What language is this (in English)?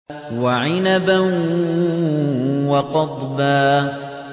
Arabic